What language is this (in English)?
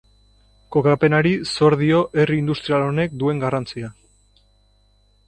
Basque